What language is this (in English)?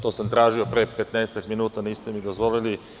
Serbian